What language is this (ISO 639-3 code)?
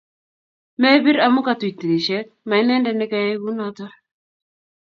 kln